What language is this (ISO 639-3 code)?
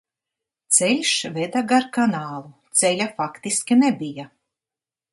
lav